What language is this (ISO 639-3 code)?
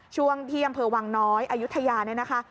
tha